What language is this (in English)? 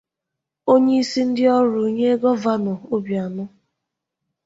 Igbo